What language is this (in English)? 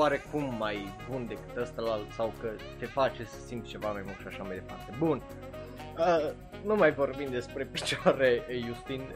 Romanian